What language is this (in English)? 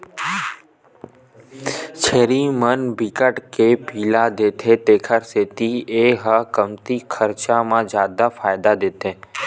Chhattisgarhi